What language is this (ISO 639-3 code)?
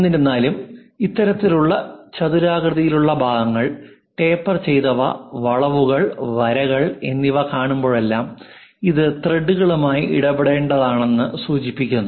mal